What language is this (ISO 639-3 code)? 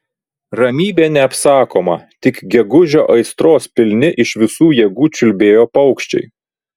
lit